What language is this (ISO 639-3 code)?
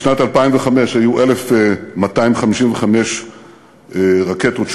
heb